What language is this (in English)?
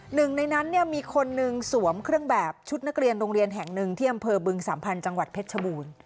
Thai